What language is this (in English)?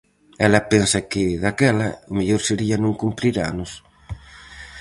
Galician